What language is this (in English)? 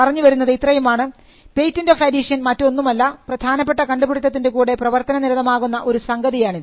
Malayalam